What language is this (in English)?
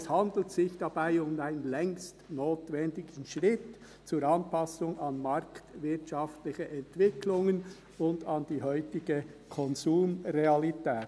Swiss German